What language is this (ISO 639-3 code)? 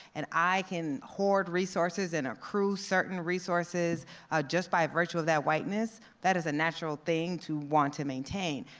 eng